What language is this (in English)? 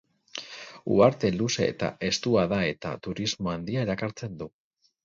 Basque